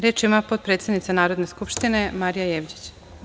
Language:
Serbian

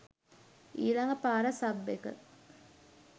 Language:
Sinhala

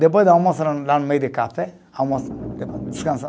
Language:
Portuguese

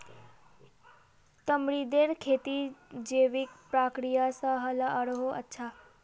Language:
Magahi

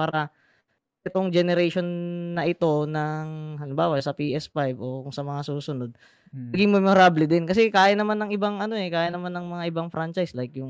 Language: Filipino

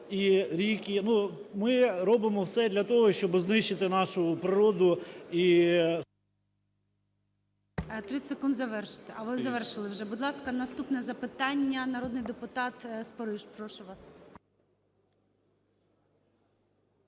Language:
Ukrainian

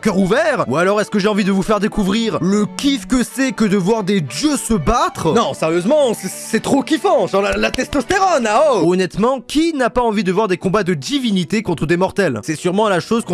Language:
French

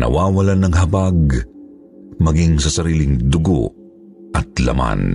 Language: Filipino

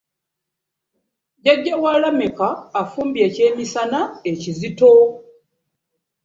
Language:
Ganda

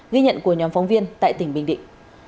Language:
Vietnamese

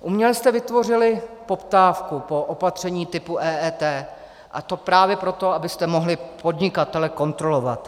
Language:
Czech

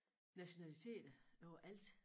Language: Danish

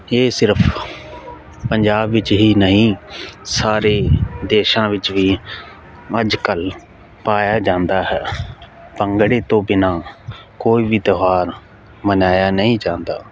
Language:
Punjabi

